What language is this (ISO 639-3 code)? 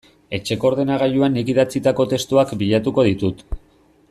eus